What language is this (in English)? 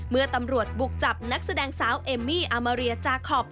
Thai